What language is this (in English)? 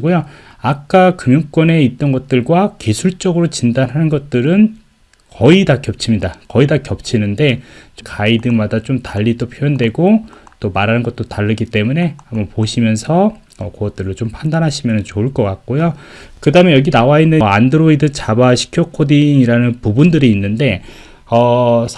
Korean